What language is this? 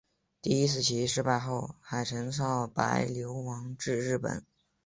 Chinese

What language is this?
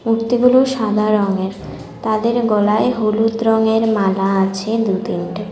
Bangla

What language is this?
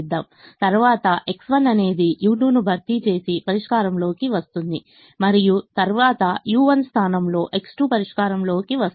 Telugu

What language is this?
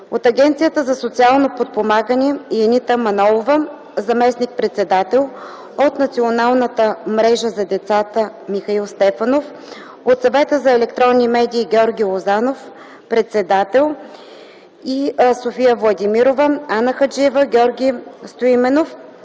Bulgarian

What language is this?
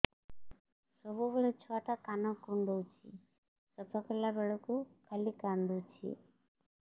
Odia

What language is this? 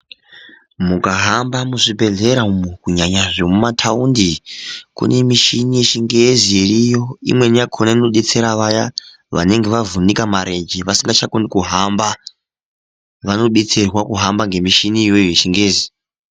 Ndau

